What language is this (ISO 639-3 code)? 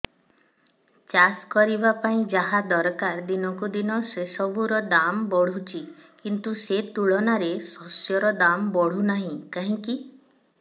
ori